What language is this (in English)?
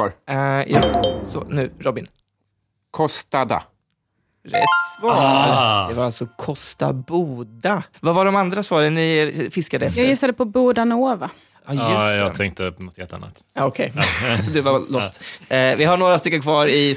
Swedish